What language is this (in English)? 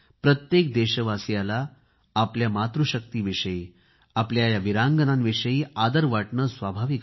Marathi